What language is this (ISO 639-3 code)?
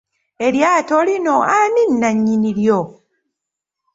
lug